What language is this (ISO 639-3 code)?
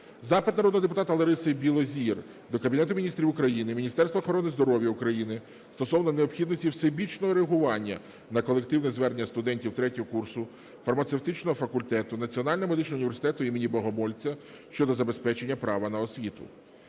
ukr